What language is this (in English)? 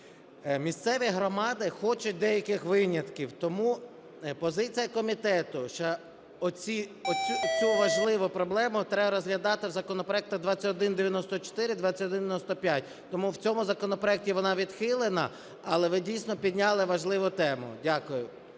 Ukrainian